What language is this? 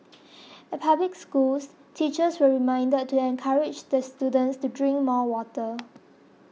English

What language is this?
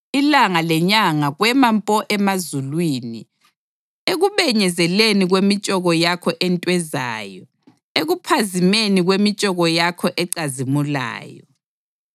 North Ndebele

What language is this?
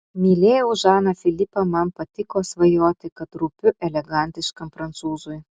Lithuanian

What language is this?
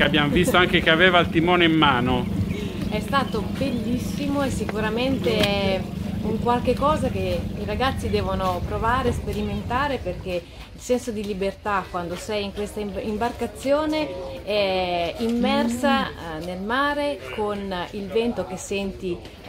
Italian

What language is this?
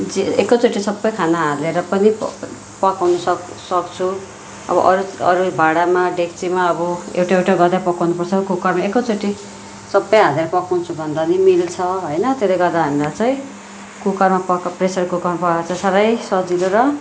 Nepali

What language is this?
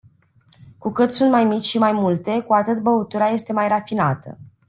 Romanian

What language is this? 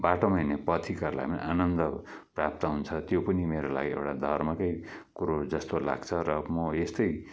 Nepali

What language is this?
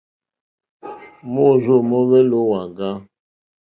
Mokpwe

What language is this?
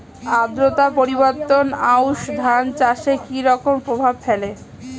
Bangla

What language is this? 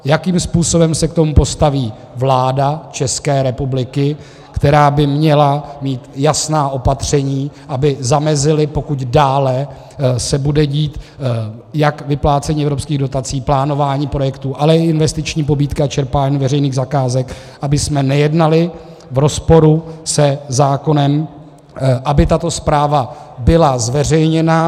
Czech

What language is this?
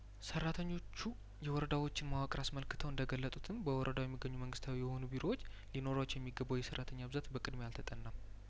Amharic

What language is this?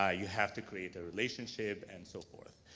English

